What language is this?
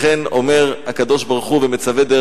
Hebrew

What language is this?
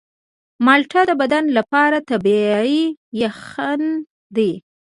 Pashto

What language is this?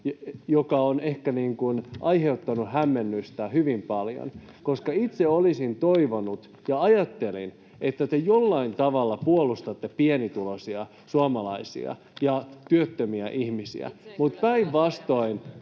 Finnish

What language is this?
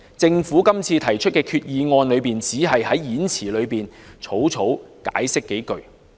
Cantonese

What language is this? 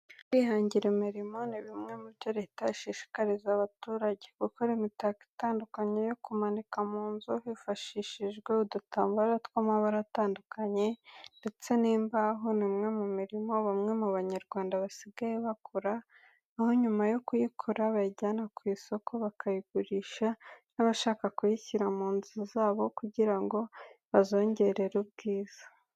Kinyarwanda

